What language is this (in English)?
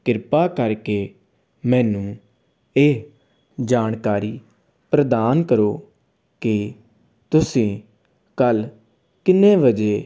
Punjabi